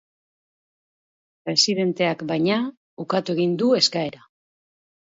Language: Basque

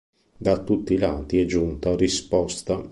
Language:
Italian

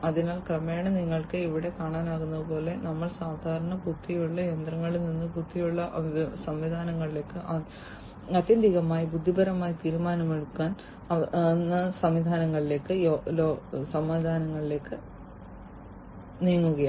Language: Malayalam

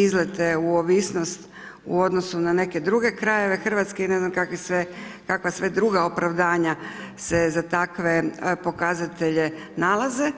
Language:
Croatian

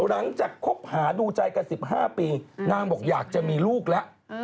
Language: Thai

